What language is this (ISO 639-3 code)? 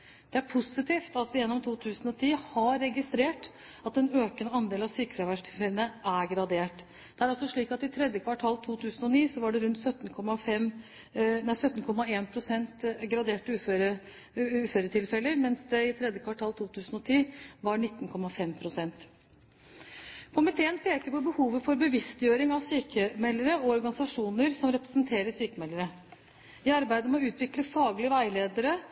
nob